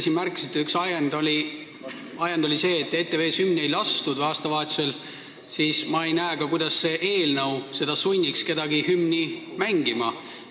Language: Estonian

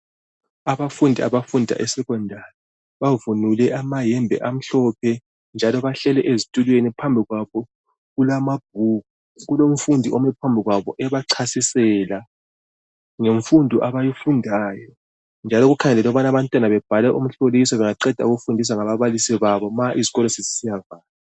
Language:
North Ndebele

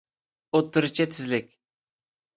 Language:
Uyghur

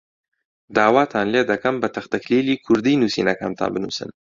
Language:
Central Kurdish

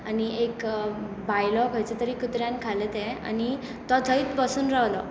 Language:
Konkani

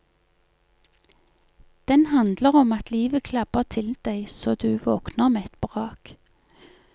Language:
Norwegian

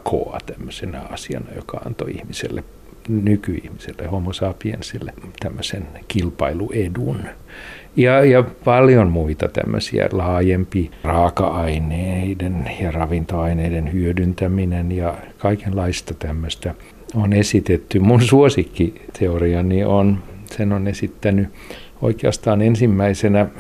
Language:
Finnish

